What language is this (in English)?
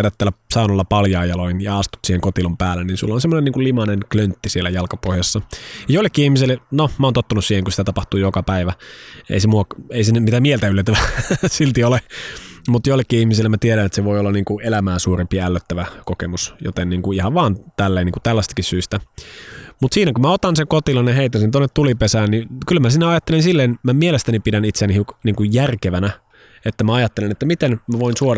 Finnish